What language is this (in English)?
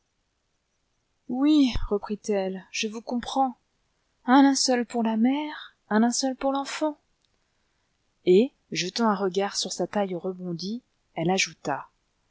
French